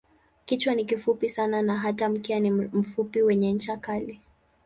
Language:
Swahili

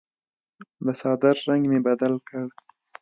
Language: Pashto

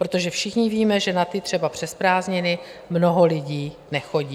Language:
Czech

